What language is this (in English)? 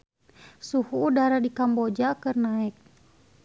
Sundanese